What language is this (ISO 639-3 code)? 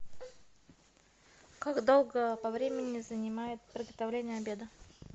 rus